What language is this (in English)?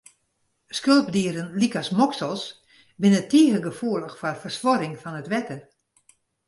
Western Frisian